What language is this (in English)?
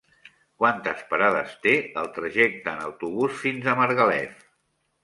Catalan